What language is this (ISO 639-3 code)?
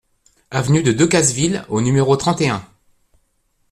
fra